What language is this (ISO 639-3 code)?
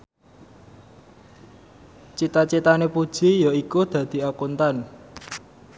jav